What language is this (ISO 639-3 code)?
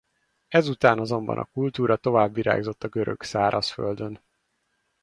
hun